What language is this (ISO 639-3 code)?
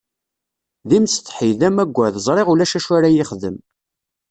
kab